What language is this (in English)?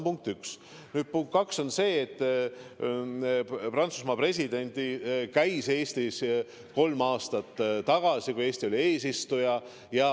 Estonian